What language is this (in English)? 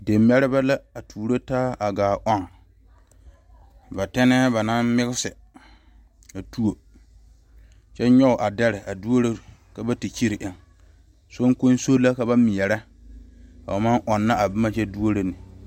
Southern Dagaare